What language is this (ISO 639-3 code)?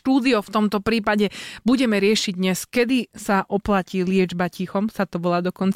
slk